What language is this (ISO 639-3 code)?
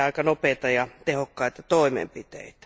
fin